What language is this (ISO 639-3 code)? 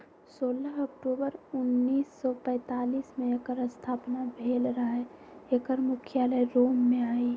mag